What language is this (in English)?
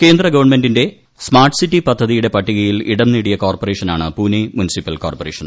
Malayalam